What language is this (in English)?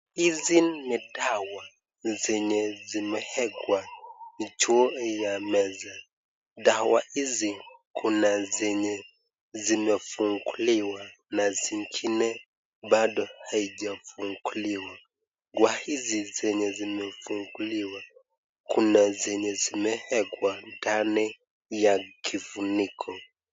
Swahili